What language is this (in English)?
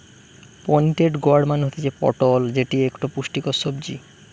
Bangla